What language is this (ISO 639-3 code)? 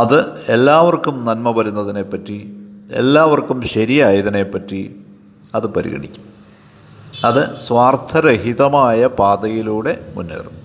mal